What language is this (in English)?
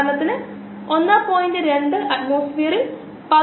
Malayalam